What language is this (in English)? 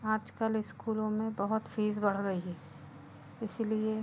Hindi